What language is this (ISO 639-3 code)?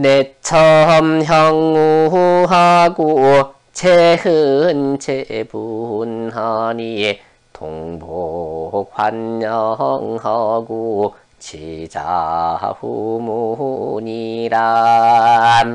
kor